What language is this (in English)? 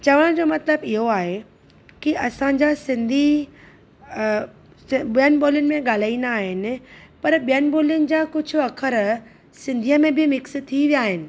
Sindhi